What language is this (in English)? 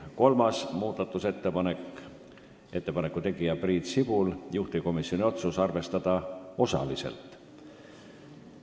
Estonian